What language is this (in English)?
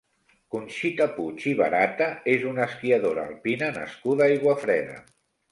Catalan